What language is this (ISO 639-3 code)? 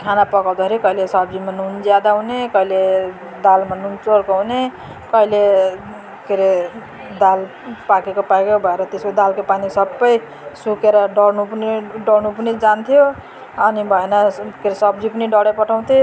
nep